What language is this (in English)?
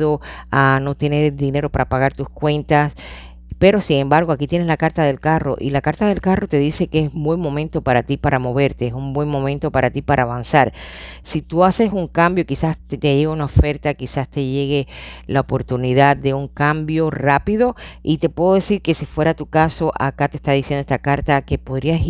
Spanish